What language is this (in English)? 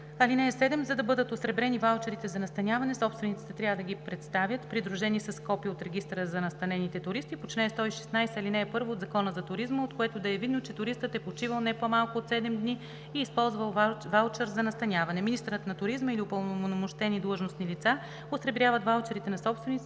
Bulgarian